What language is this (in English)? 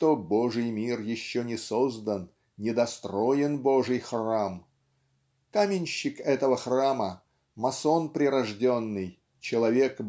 Russian